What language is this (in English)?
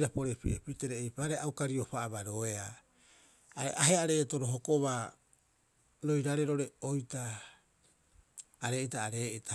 Rapoisi